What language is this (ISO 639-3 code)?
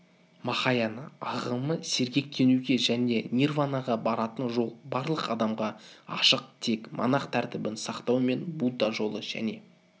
kaz